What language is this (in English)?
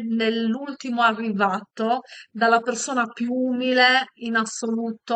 Italian